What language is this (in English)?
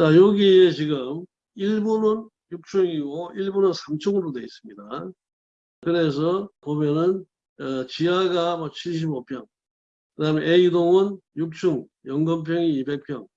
Korean